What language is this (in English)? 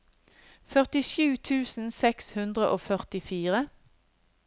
Norwegian